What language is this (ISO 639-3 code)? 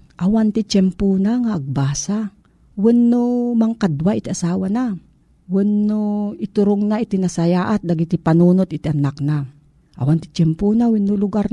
fil